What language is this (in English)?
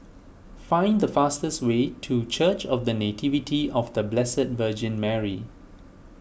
English